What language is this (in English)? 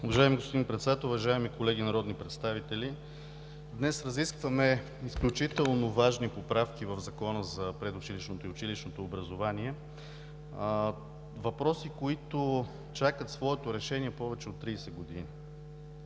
Bulgarian